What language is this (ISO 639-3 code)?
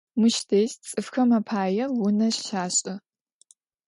ady